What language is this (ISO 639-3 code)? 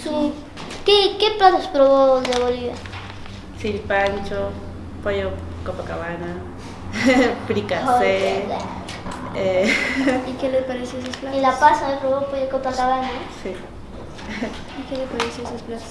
spa